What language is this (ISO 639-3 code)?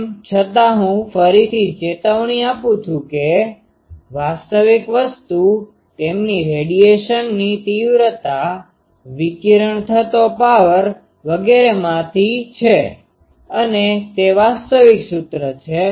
guj